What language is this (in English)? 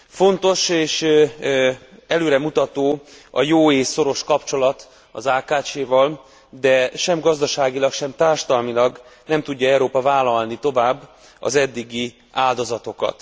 Hungarian